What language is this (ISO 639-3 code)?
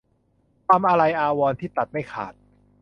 tha